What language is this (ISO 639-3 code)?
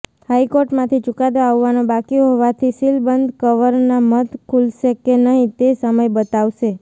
guj